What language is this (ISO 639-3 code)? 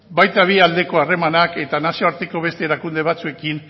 eus